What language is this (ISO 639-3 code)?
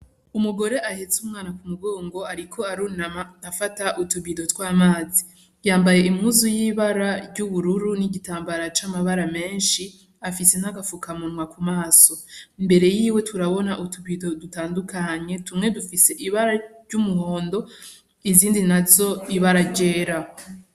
run